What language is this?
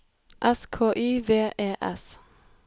Norwegian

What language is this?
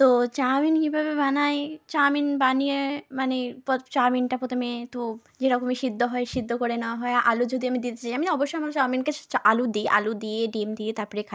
Bangla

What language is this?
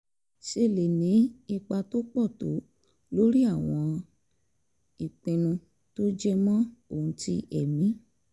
Yoruba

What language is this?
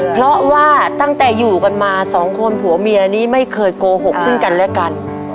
Thai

